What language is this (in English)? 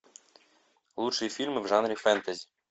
Russian